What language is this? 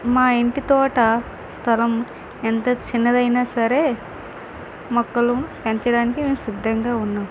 Telugu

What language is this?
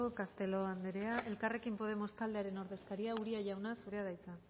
Basque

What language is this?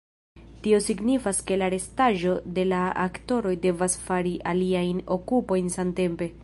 Esperanto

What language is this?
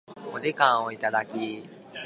Japanese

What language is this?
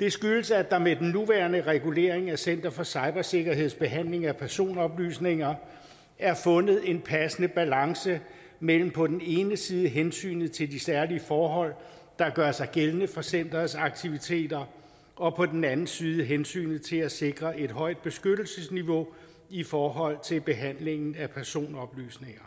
Danish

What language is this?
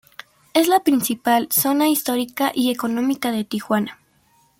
Spanish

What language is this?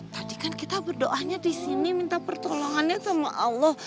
Indonesian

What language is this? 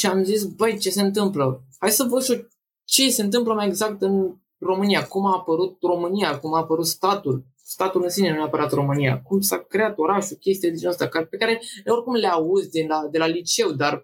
Romanian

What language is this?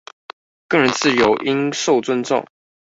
Chinese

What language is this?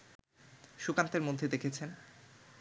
Bangla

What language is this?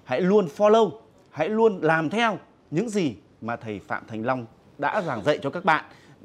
Vietnamese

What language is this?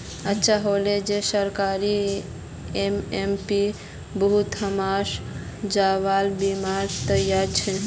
Magahi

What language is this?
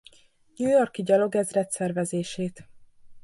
Hungarian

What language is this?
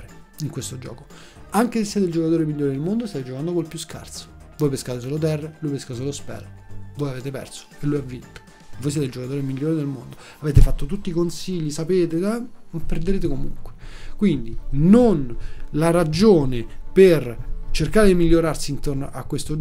Italian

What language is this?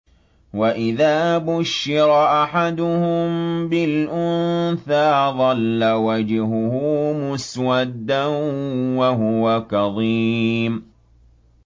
Arabic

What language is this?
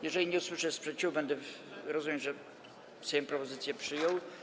Polish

